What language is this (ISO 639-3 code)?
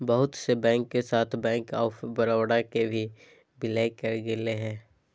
mag